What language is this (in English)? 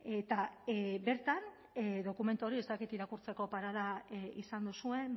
Basque